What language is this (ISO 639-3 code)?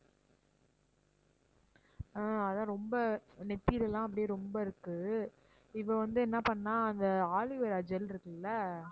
tam